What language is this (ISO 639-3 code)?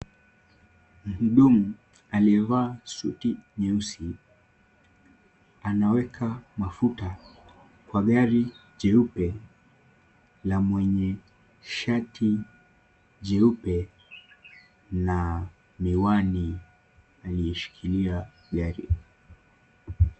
swa